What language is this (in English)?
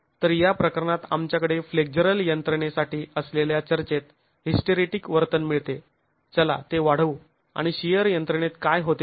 Marathi